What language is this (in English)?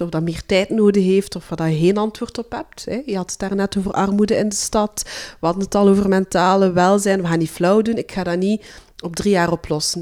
Dutch